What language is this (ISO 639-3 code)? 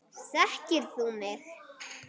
isl